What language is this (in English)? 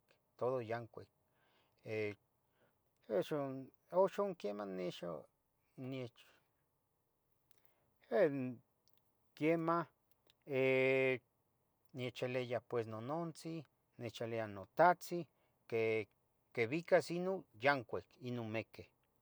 Tetelcingo Nahuatl